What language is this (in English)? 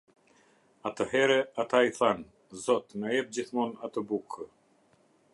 Albanian